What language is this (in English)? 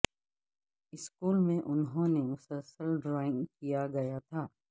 Urdu